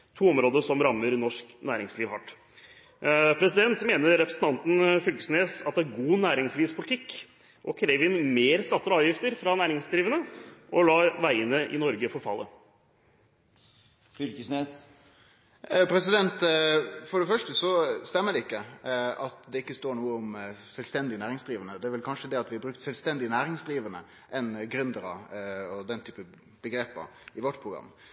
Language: Norwegian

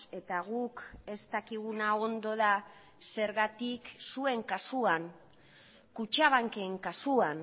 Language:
Basque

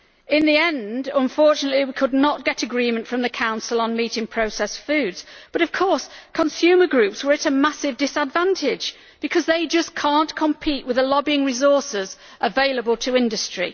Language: English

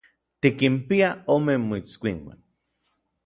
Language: Orizaba Nahuatl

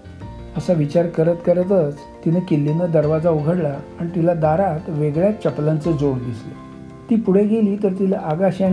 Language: Marathi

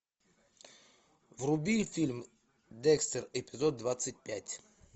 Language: Russian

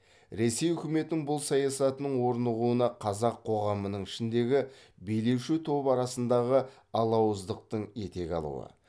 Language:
Kazakh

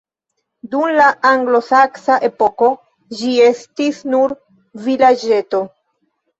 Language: Esperanto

